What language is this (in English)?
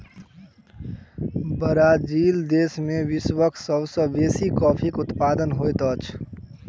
Maithili